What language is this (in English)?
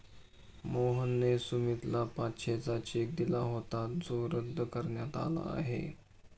Marathi